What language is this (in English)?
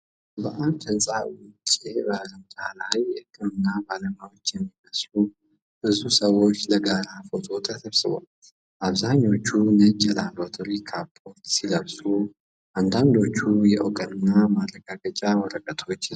Amharic